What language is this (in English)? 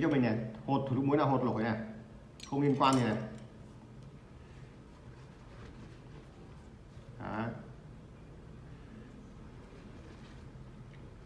Vietnamese